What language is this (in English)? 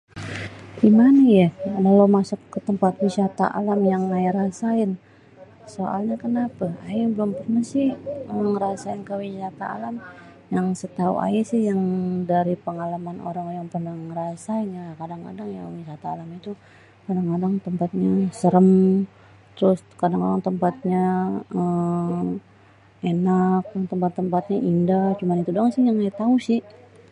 Betawi